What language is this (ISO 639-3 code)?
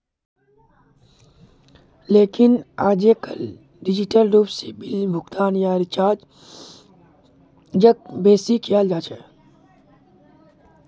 mag